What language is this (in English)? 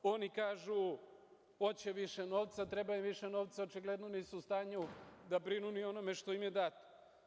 Serbian